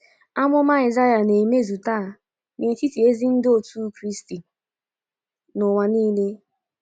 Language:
Igbo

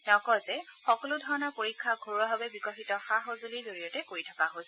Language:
Assamese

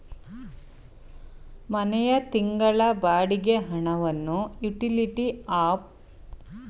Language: Kannada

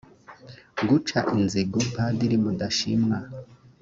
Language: Kinyarwanda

